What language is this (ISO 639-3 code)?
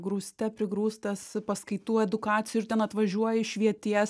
lit